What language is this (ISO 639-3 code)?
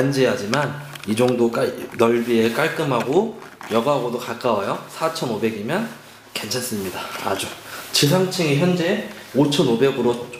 kor